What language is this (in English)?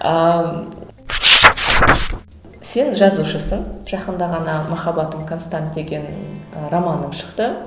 Kazakh